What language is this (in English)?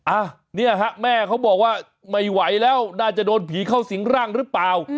Thai